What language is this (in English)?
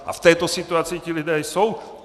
Czech